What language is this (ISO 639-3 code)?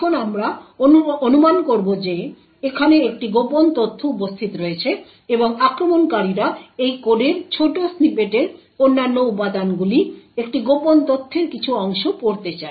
ben